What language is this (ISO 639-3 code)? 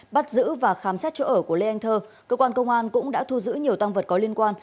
vie